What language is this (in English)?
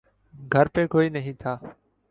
Urdu